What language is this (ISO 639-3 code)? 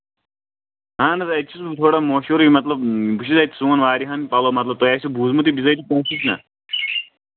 kas